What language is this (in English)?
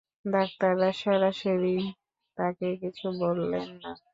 Bangla